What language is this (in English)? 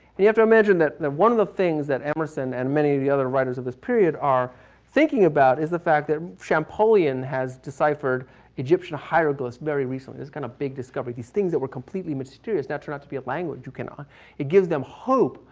English